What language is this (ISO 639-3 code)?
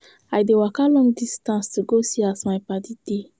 pcm